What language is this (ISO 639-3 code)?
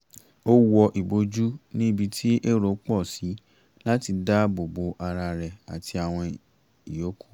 yor